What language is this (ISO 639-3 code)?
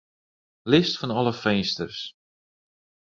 fry